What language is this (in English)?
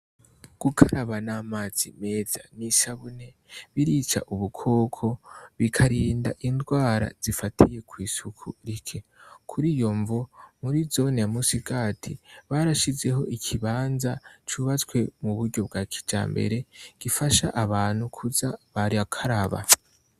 Rundi